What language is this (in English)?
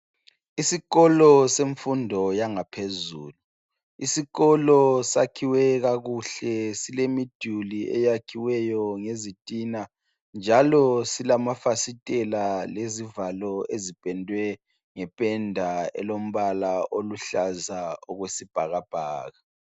North Ndebele